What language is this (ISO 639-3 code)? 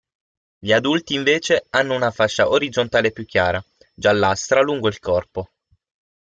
ita